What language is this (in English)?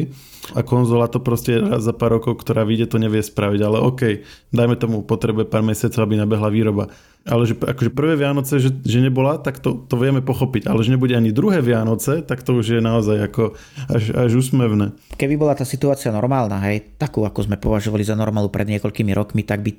Slovak